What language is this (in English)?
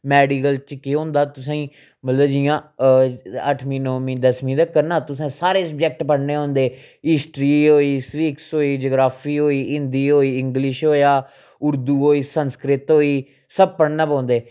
Dogri